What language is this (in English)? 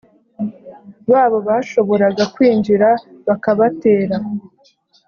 Kinyarwanda